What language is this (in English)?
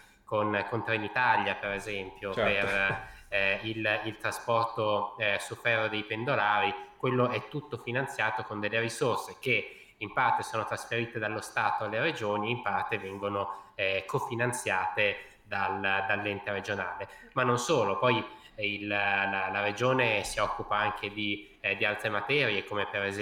Italian